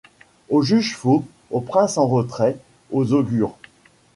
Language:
French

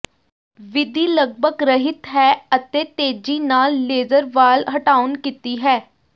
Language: Punjabi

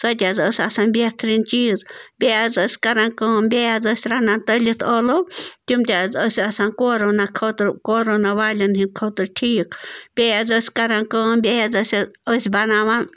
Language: Kashmiri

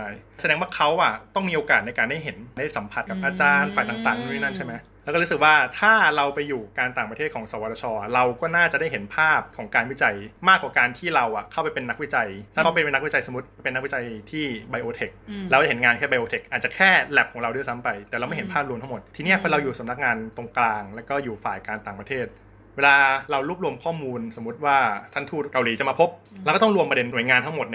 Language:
Thai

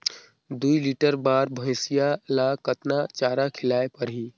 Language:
Chhattisgarhi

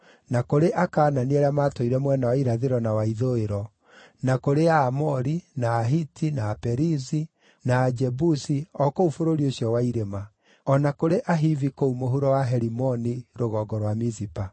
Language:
Kikuyu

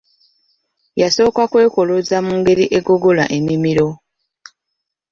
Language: Ganda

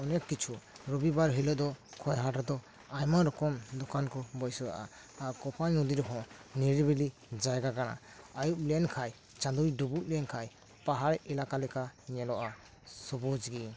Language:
Santali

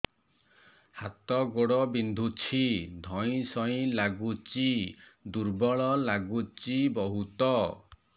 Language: Odia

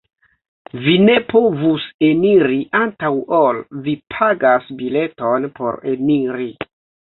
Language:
Esperanto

